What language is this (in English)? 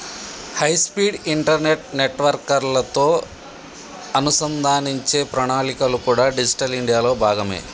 Telugu